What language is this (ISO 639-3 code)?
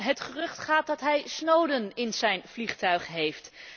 nld